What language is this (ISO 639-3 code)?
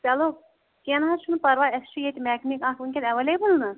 kas